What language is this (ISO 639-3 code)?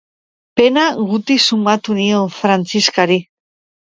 eus